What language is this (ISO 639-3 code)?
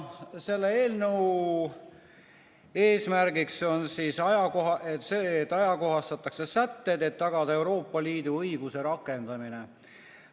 est